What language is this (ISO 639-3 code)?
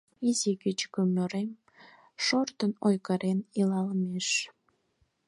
chm